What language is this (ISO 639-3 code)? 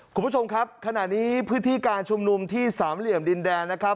tha